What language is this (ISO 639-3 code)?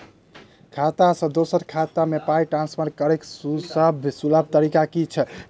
mai